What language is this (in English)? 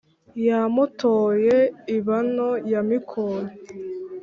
Kinyarwanda